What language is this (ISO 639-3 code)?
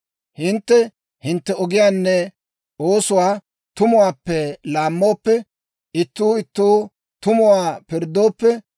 dwr